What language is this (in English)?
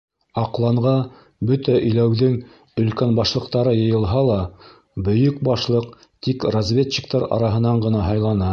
Bashkir